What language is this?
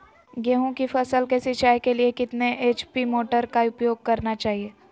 Magahi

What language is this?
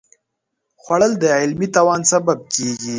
Pashto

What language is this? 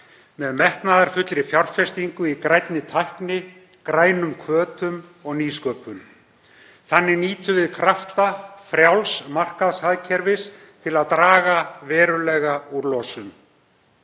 Icelandic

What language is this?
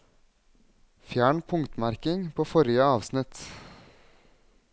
Norwegian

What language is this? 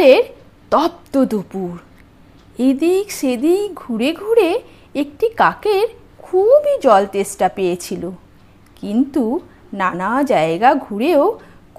Bangla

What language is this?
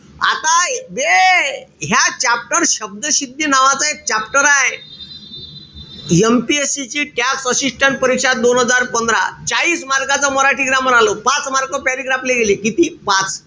Marathi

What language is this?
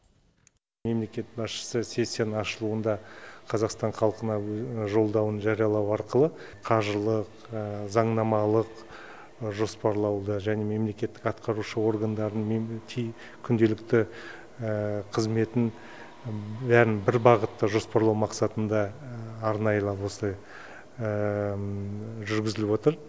Kazakh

